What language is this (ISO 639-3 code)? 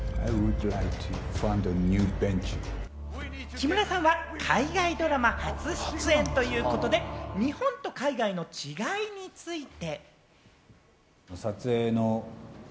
jpn